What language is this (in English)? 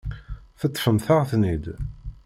Kabyle